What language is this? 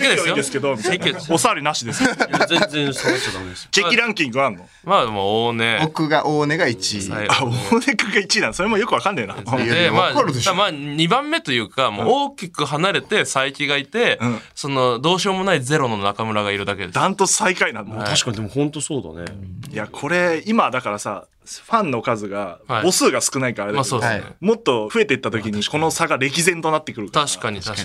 Japanese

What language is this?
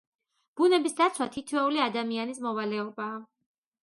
Georgian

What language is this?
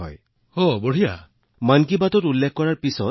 Assamese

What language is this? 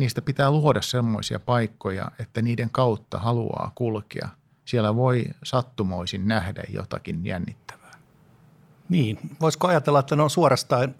Finnish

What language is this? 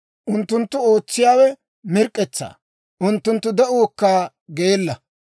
Dawro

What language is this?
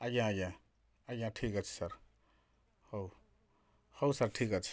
Odia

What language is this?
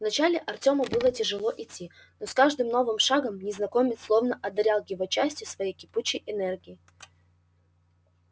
Russian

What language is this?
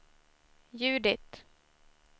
Swedish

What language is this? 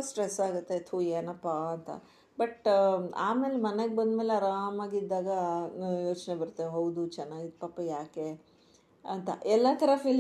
Kannada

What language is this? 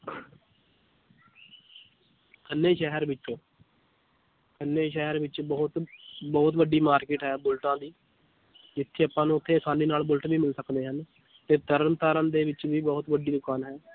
Punjabi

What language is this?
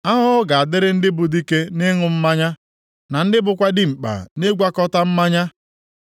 Igbo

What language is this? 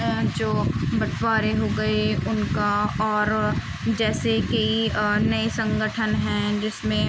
Urdu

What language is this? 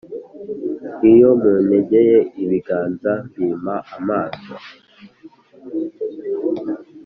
Kinyarwanda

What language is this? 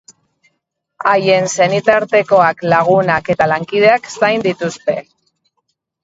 Basque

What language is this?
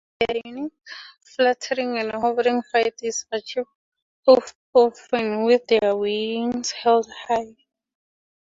English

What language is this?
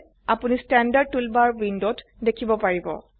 Assamese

